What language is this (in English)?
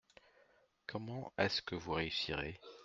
French